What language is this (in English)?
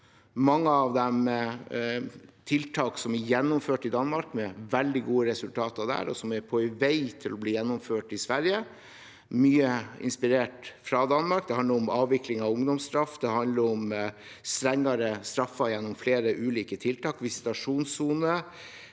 Norwegian